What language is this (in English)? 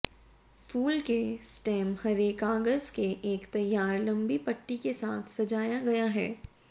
Hindi